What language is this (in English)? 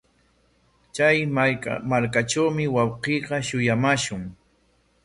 Corongo Ancash Quechua